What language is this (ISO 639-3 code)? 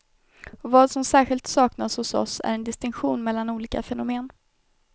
swe